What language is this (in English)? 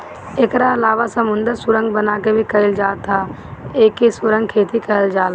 Bhojpuri